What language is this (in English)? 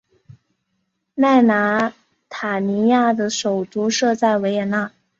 Chinese